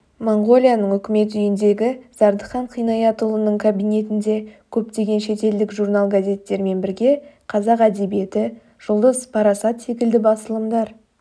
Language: Kazakh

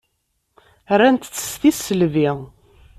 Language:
Kabyle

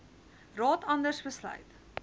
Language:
Afrikaans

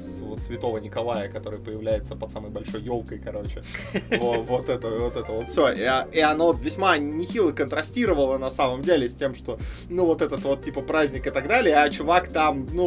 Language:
Russian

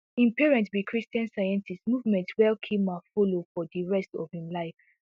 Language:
Nigerian Pidgin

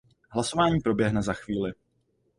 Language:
Czech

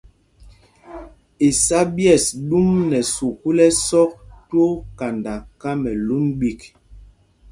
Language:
Mpumpong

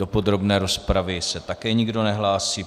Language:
Czech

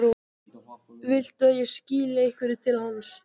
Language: Icelandic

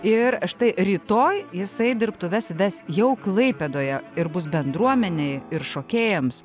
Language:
Lithuanian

